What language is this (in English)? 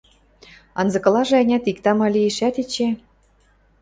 Western Mari